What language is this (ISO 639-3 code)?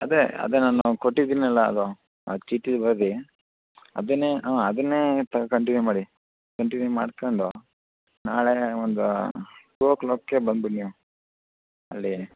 kan